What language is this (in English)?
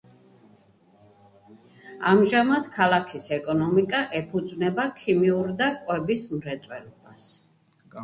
Georgian